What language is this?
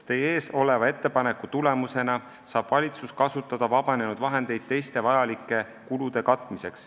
Estonian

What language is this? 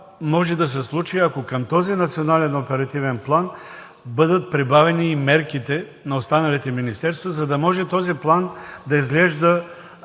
Bulgarian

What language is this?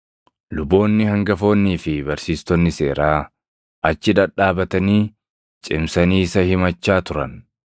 Oromo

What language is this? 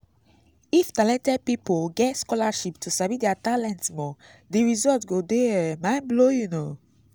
Nigerian Pidgin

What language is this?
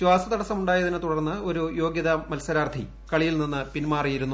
Malayalam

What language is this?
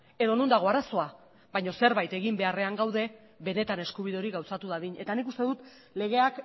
Basque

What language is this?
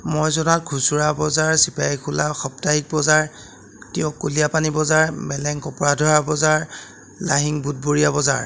Assamese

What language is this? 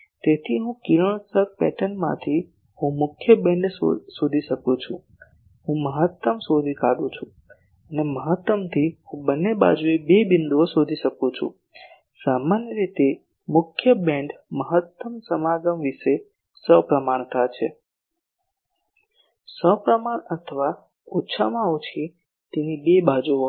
Gujarati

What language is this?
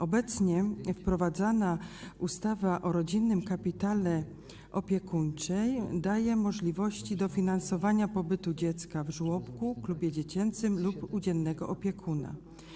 Polish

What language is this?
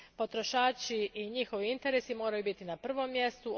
Croatian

